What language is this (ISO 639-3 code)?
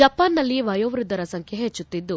kan